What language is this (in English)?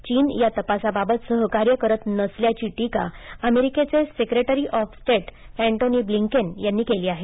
Marathi